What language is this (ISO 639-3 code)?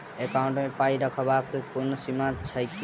mai